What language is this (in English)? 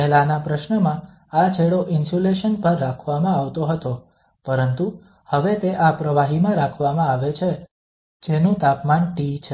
Gujarati